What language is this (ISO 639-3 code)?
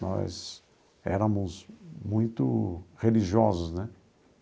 por